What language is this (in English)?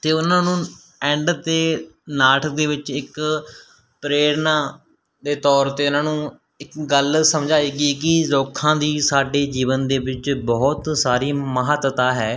Punjabi